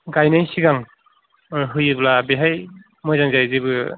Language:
Bodo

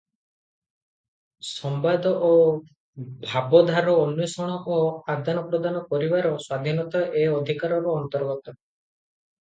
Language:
Odia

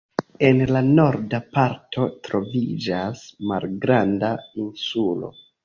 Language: Esperanto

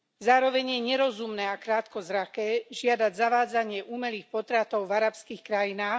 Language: Slovak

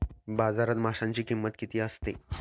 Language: Marathi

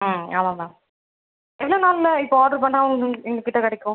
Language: Tamil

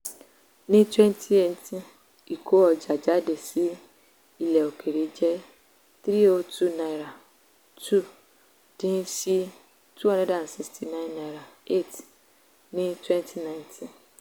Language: Yoruba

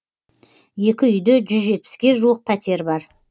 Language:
Kazakh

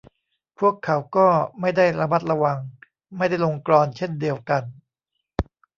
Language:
Thai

